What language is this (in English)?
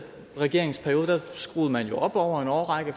Danish